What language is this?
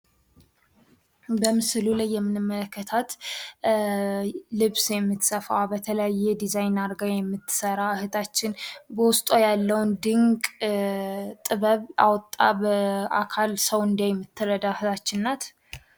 Amharic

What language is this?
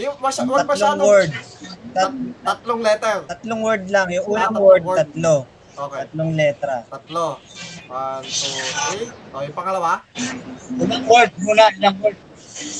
Filipino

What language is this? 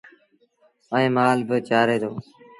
Sindhi Bhil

